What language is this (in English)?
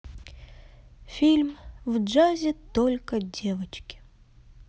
Russian